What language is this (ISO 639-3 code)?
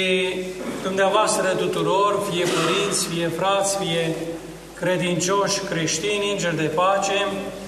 ron